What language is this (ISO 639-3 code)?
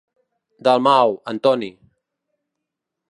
cat